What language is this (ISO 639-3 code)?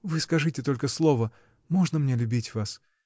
rus